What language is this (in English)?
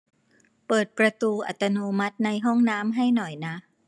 Thai